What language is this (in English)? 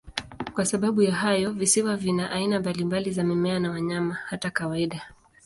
Swahili